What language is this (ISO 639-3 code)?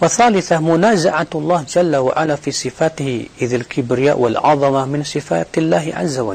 ind